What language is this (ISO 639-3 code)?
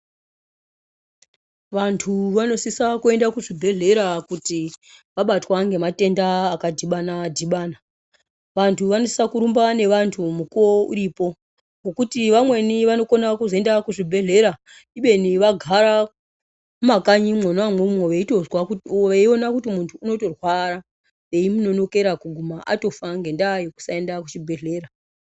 ndc